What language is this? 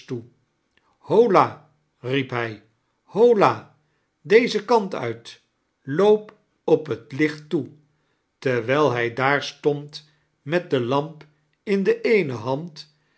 Dutch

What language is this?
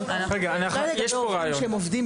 Hebrew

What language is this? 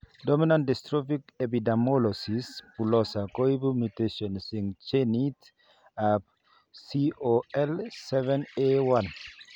Kalenjin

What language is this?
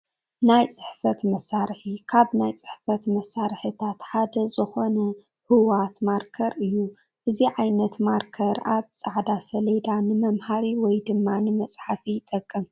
Tigrinya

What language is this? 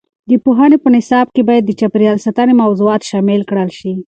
Pashto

